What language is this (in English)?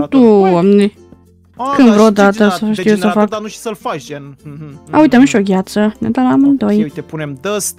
Romanian